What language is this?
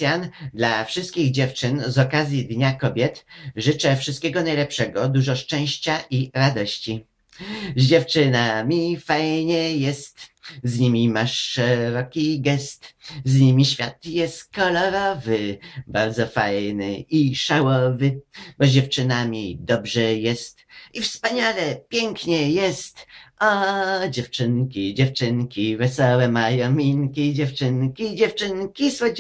Polish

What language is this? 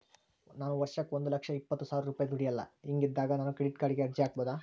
Kannada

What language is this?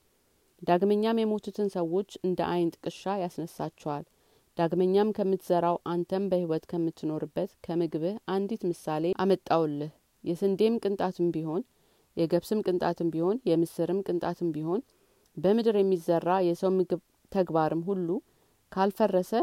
Amharic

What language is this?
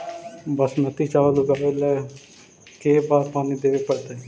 Magahi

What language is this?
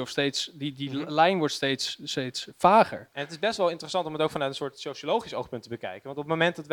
Dutch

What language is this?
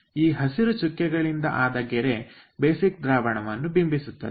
Kannada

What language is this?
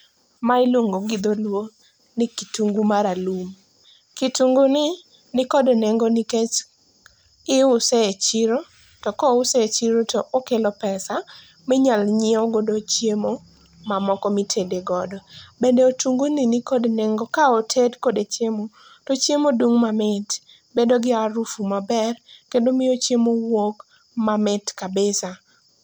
Luo (Kenya and Tanzania)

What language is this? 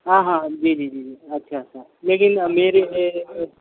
Urdu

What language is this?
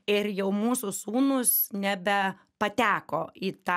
Lithuanian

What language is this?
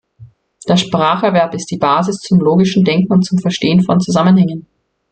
German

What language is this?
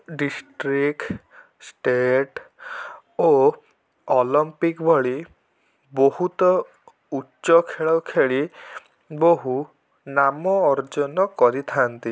Odia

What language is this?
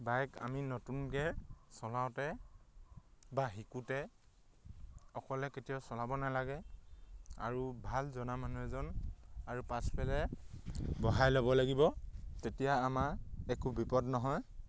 Assamese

